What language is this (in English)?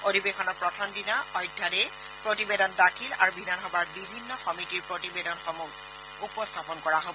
Assamese